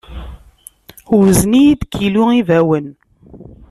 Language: Kabyle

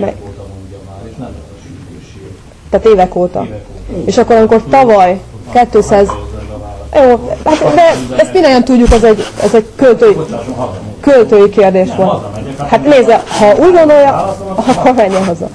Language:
Hungarian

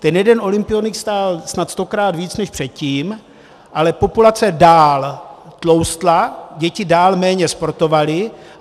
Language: Czech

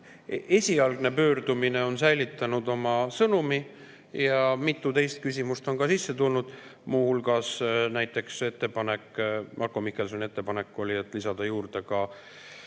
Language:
Estonian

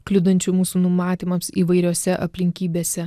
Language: Lithuanian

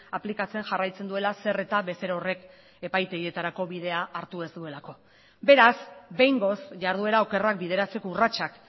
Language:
Basque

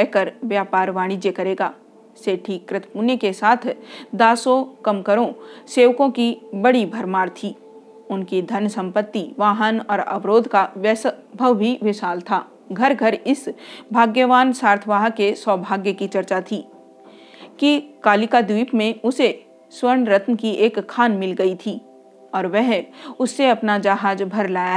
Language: Hindi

